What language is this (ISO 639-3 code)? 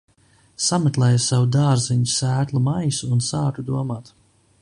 lav